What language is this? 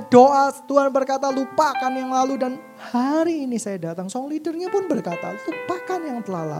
Indonesian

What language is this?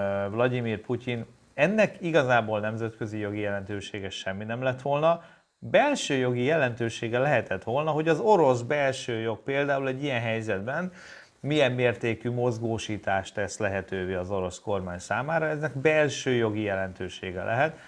Hungarian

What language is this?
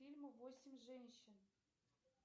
Russian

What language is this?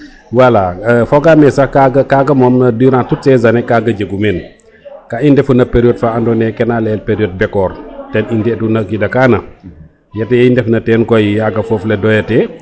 Serer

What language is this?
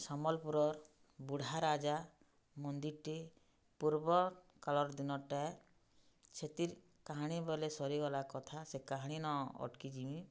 Odia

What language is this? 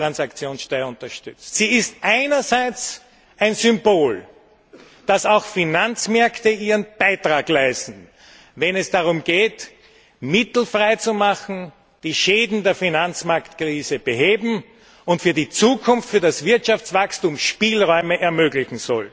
German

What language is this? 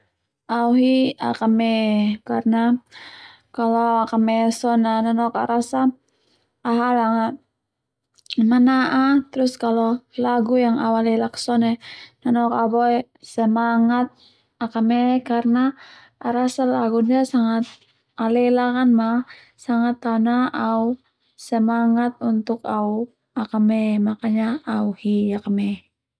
Termanu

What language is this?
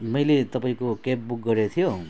Nepali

